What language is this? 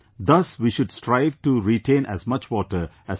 English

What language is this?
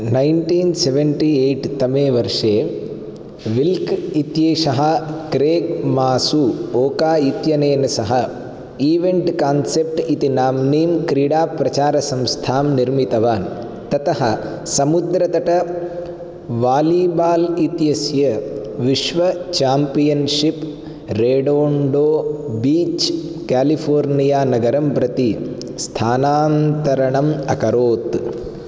Sanskrit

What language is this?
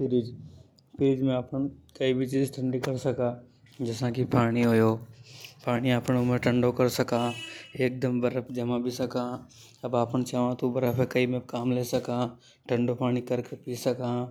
Hadothi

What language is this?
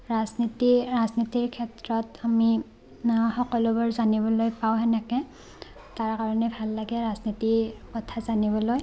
Assamese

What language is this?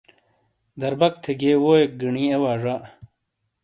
Shina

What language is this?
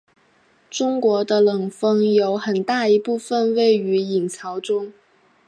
Chinese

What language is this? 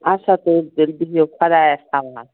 Kashmiri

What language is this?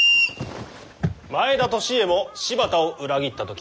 Japanese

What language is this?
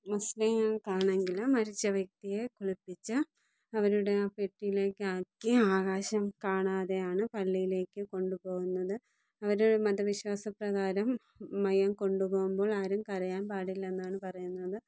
Malayalam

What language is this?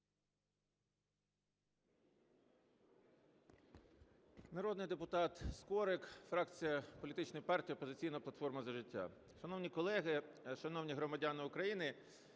Ukrainian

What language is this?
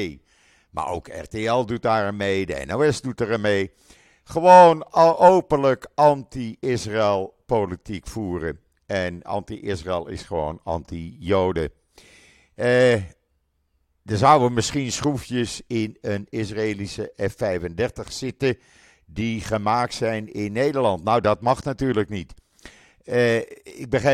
Dutch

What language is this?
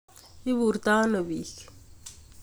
Kalenjin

